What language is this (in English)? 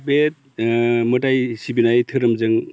Bodo